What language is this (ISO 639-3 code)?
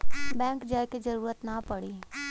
bho